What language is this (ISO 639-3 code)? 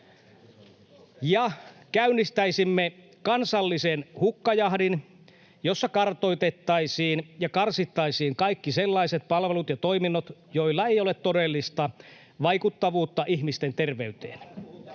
fin